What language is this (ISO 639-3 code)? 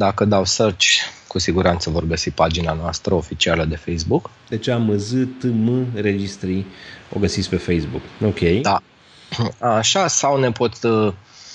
ron